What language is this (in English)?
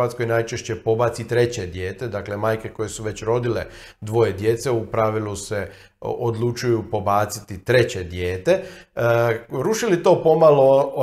Croatian